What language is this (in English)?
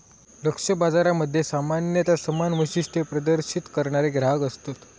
Marathi